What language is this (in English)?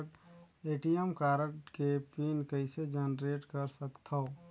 Chhattisgarhi